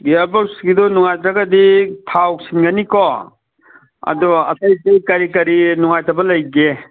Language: Manipuri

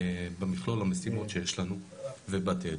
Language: Hebrew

